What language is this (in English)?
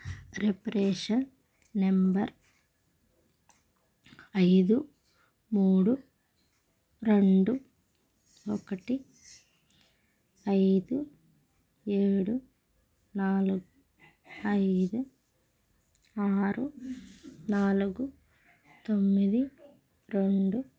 Telugu